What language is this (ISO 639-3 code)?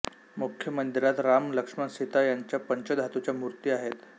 mar